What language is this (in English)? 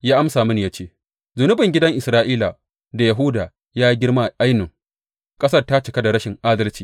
Hausa